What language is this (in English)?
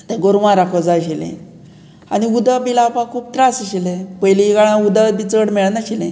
Konkani